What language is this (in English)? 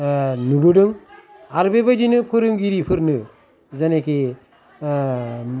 Bodo